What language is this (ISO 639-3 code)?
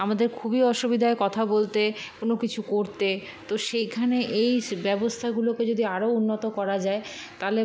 ben